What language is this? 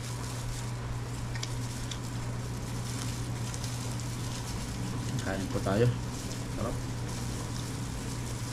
Filipino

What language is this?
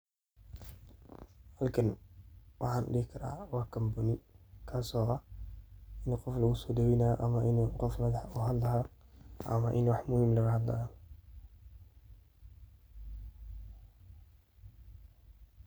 Somali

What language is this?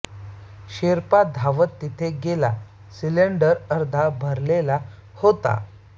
Marathi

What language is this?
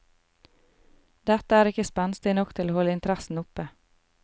Norwegian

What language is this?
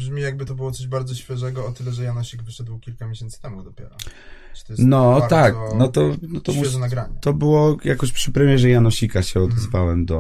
Polish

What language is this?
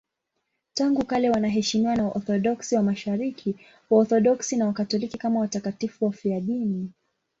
Swahili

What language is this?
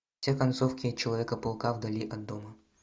Russian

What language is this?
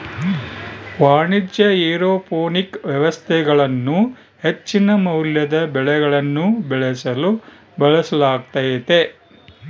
Kannada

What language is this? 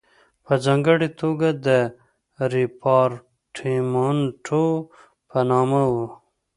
Pashto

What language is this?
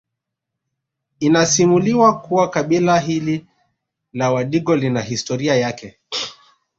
Swahili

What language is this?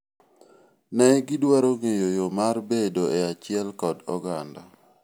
Luo (Kenya and Tanzania)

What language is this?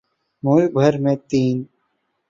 Urdu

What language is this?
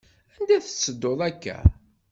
Kabyle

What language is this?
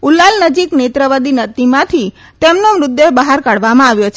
Gujarati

